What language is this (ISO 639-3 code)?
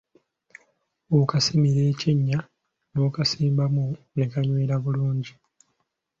lug